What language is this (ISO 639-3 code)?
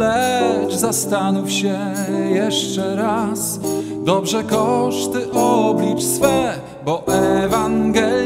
pol